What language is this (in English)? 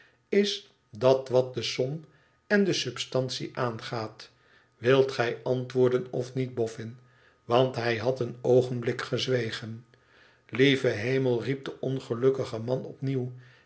Dutch